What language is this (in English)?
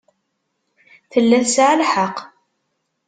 Kabyle